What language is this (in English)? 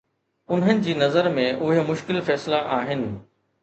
Sindhi